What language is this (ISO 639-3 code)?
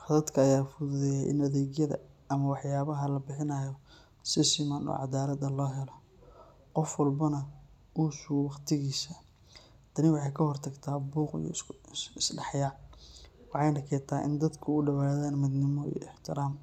som